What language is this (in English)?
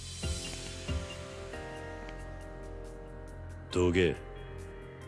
Japanese